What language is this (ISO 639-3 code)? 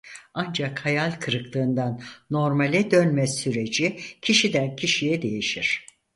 tur